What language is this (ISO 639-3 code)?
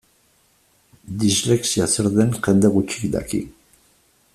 eus